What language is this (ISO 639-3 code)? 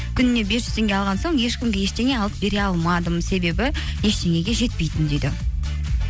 kaz